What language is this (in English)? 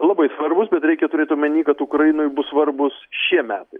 Lithuanian